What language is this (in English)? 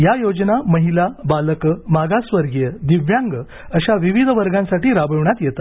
Marathi